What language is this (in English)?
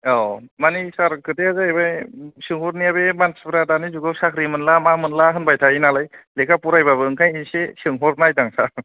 Bodo